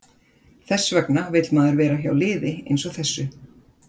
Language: Icelandic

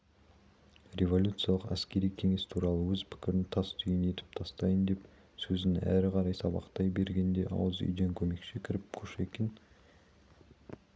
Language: Kazakh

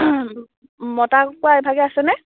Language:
Assamese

